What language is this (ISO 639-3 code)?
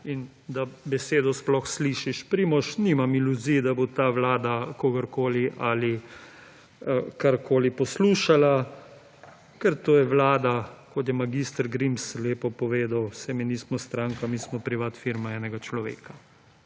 slv